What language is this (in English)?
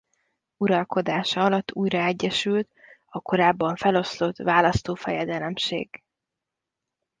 Hungarian